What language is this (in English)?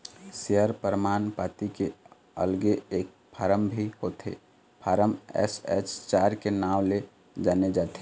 Chhattisgarhi